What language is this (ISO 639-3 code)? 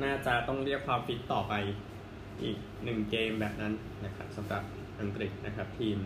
tha